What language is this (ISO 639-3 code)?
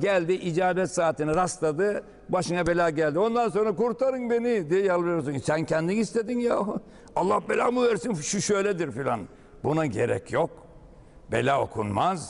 tur